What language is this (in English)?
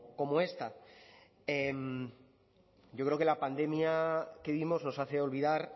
Spanish